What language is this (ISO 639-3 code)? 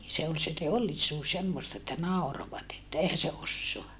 fin